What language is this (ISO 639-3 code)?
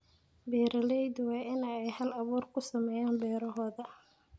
som